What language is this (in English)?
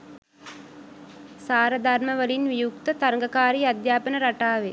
Sinhala